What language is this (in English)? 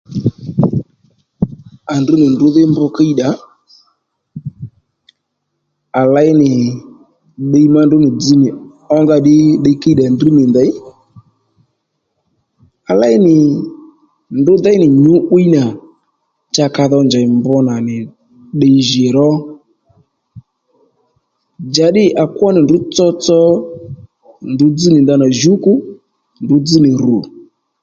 Lendu